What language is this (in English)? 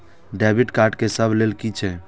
Maithili